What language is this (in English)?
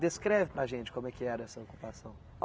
Portuguese